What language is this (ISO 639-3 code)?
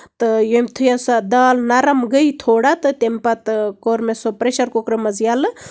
kas